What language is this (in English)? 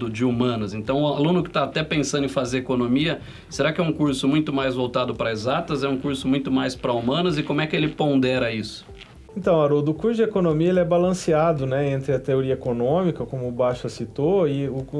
Portuguese